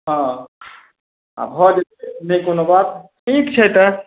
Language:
Maithili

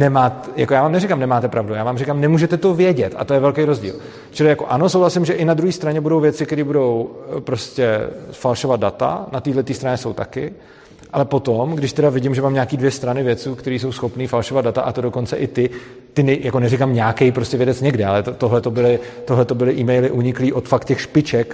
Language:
Czech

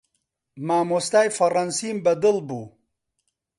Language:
Central Kurdish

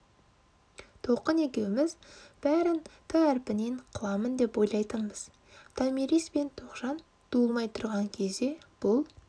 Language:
Kazakh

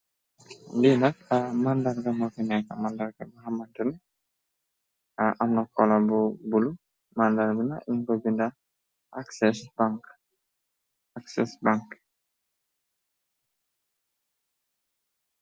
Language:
Wolof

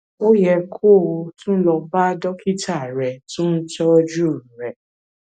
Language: Yoruba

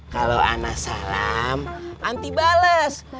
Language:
Indonesian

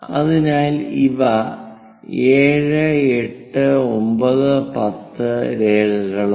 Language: Malayalam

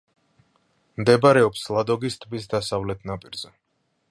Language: Georgian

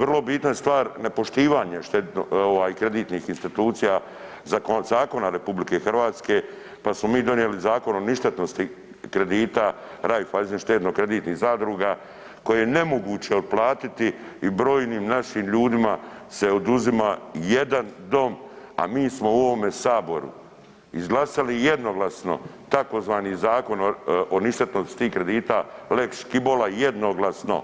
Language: Croatian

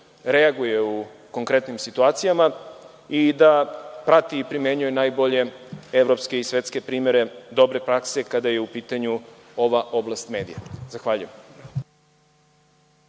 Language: Serbian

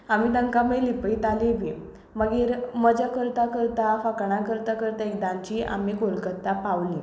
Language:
Konkani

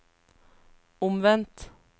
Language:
Norwegian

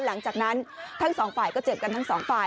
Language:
Thai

